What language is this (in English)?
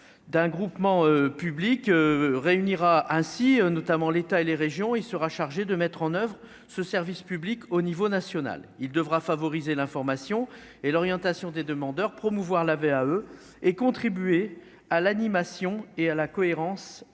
French